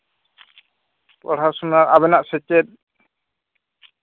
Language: Santali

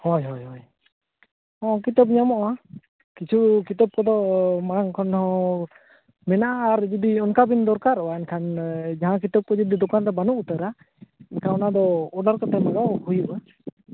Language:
Santali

